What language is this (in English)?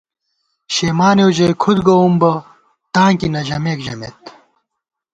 Gawar-Bati